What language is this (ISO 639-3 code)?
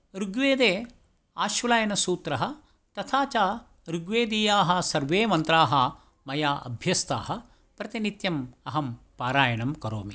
san